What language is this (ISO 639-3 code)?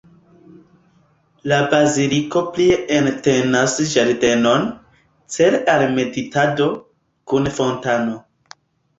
epo